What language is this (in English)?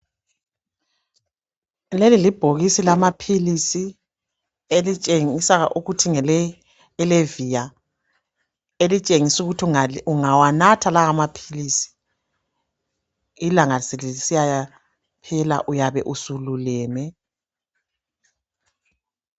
North Ndebele